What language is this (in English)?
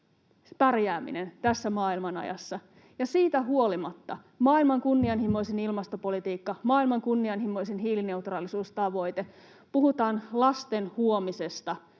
Finnish